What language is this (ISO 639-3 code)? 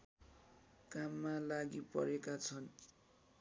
nep